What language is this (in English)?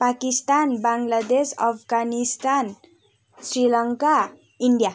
Nepali